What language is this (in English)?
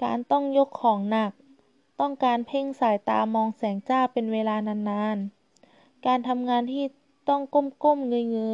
Thai